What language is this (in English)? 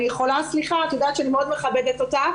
Hebrew